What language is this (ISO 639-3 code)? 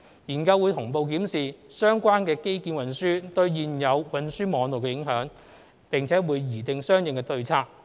yue